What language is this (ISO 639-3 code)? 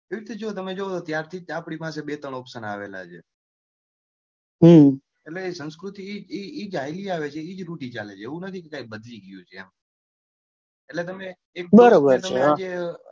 guj